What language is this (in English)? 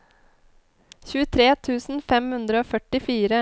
Norwegian